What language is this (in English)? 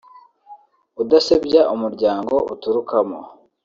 Kinyarwanda